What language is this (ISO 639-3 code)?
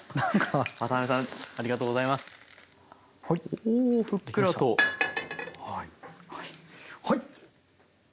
jpn